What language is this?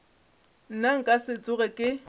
Northern Sotho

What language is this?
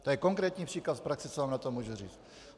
Czech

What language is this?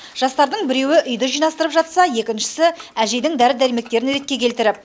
Kazakh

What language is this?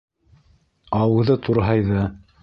Bashkir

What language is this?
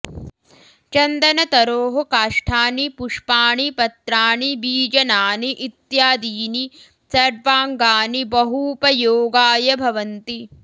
Sanskrit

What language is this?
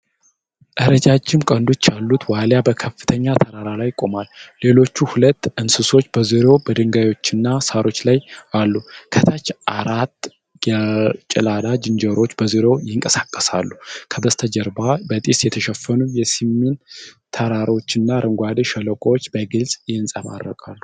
Amharic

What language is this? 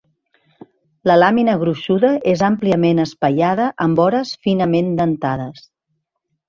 Catalan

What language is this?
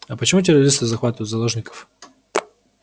Russian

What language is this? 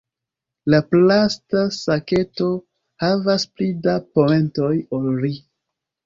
Esperanto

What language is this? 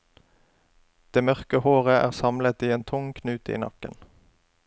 Norwegian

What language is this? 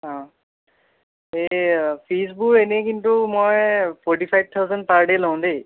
Assamese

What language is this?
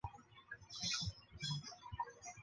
Chinese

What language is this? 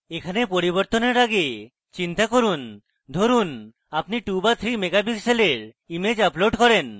Bangla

